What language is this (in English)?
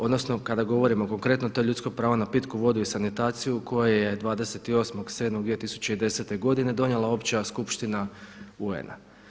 Croatian